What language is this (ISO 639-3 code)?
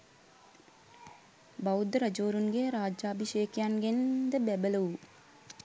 sin